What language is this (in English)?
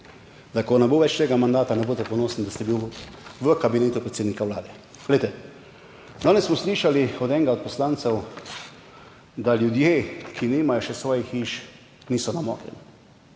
Slovenian